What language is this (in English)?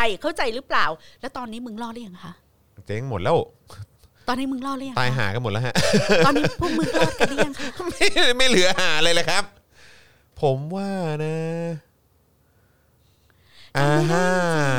Thai